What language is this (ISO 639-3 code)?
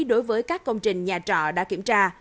vie